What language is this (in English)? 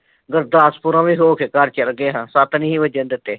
Punjabi